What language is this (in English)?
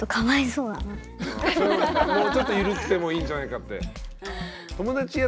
Japanese